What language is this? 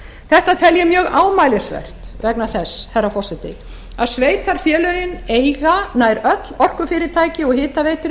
Icelandic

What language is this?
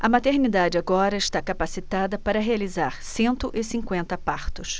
Portuguese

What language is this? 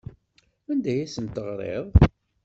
Kabyle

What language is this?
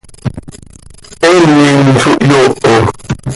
Seri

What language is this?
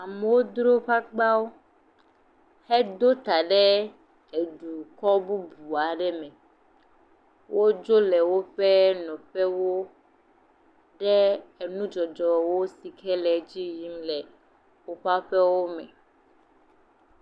Ewe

